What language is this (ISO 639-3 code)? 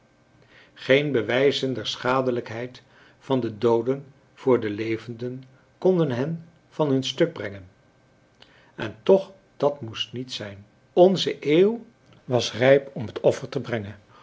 nld